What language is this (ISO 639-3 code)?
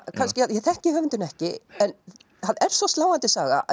isl